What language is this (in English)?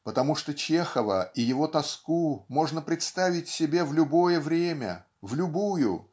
Russian